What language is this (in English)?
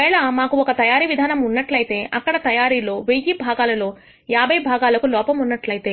Telugu